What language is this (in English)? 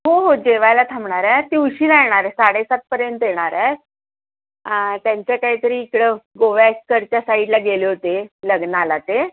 Marathi